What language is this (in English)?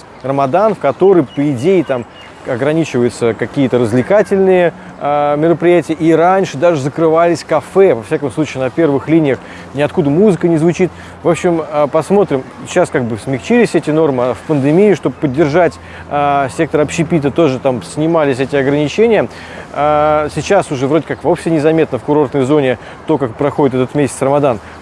Russian